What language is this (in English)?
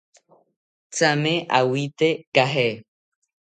South Ucayali Ashéninka